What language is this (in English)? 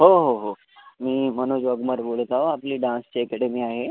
Marathi